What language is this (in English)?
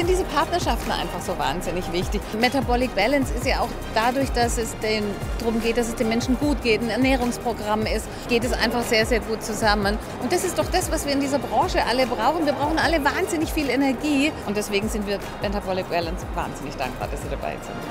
German